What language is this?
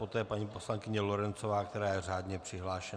Czech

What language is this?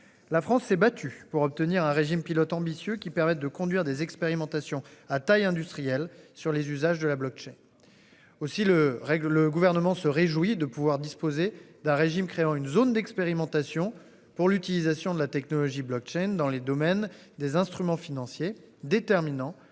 French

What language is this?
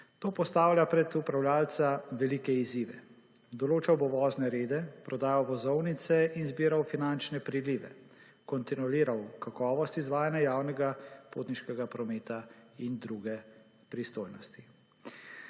Slovenian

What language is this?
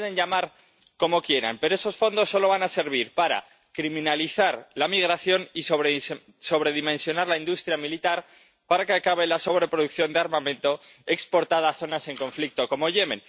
Spanish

